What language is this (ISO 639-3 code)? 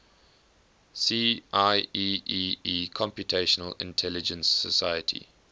eng